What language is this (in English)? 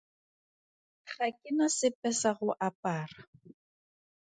Tswana